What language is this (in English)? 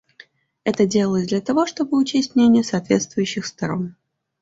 Russian